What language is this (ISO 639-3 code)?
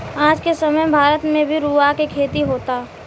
bho